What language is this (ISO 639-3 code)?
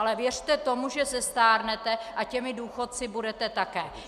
ces